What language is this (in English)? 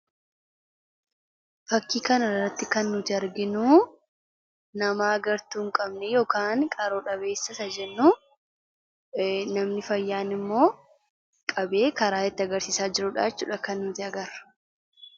Oromo